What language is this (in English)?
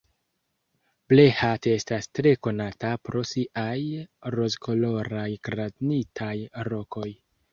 Esperanto